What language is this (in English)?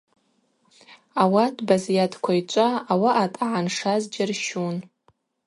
Abaza